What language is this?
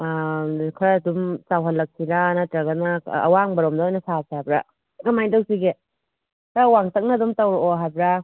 Manipuri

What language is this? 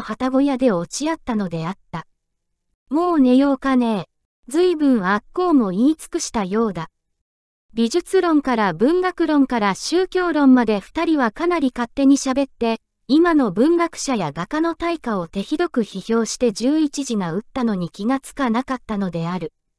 Japanese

